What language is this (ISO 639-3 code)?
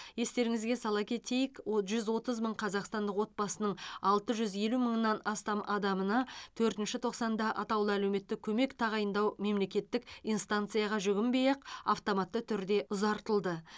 kaz